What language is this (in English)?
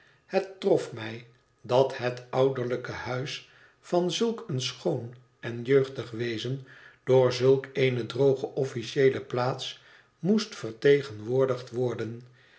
Dutch